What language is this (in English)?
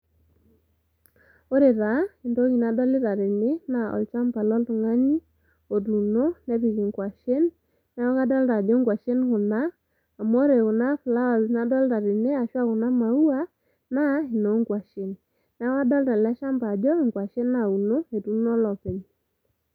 Masai